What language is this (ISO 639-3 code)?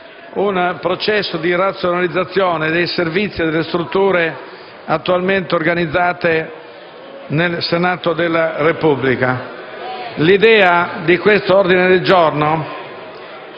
ita